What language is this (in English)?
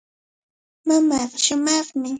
Cajatambo North Lima Quechua